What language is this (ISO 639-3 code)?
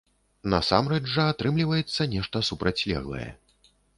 bel